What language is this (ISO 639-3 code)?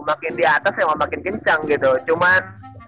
ind